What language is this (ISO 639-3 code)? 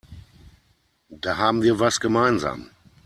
deu